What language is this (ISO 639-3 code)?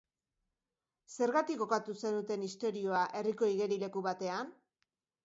eus